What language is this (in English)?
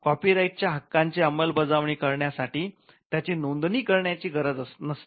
Marathi